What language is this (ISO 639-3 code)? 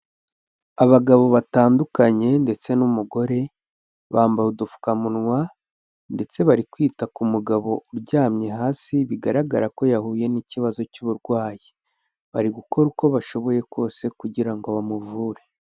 kin